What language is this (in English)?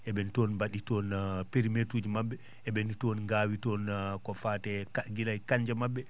Fula